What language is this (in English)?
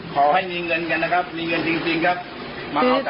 Thai